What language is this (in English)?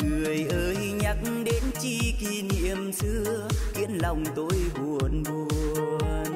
Vietnamese